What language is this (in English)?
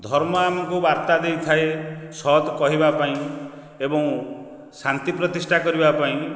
Odia